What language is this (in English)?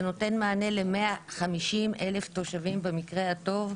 Hebrew